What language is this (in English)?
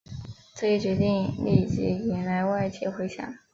Chinese